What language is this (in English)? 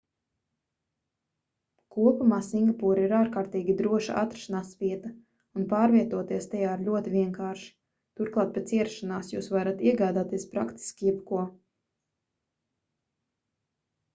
Latvian